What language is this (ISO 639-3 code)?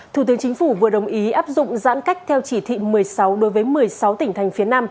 vie